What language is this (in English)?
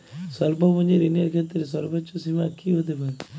Bangla